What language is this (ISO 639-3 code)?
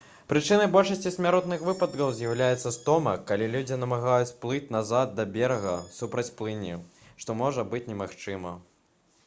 bel